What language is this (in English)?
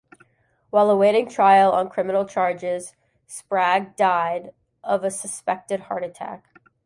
English